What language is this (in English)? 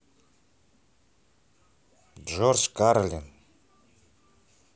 Russian